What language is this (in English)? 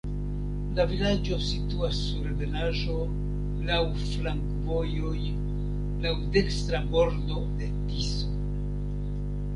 Esperanto